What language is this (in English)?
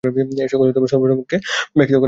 Bangla